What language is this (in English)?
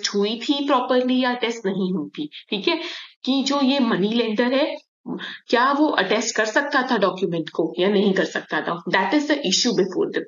Hindi